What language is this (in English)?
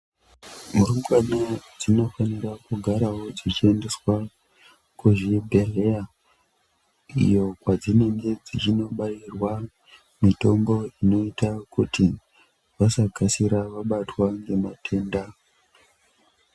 Ndau